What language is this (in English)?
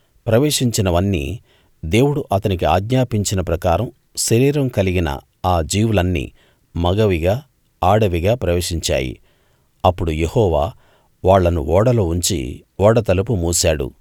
Telugu